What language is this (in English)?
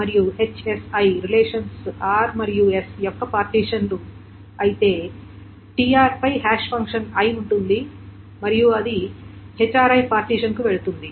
Telugu